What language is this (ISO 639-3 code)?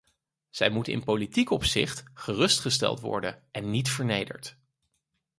nld